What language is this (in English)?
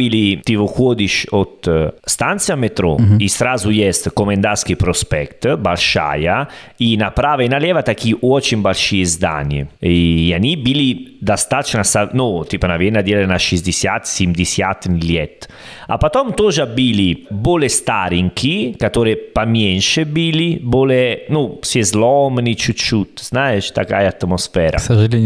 Russian